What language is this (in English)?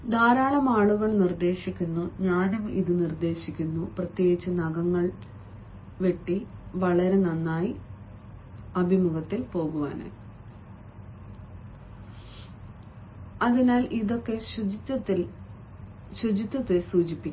Malayalam